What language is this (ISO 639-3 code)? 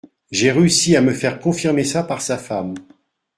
fra